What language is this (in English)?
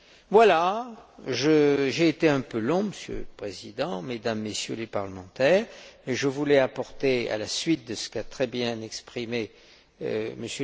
French